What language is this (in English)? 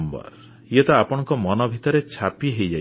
Odia